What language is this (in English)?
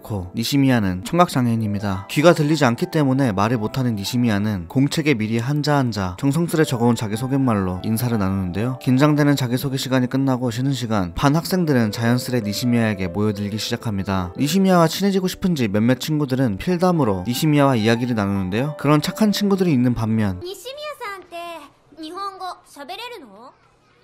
Korean